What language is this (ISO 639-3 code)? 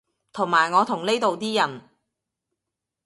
yue